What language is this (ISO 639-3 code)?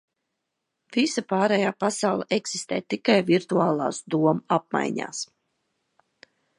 lav